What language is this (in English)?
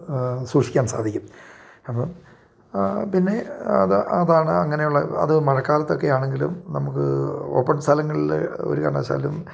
Malayalam